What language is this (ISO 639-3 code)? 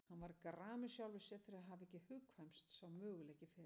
isl